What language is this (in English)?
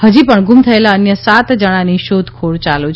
Gujarati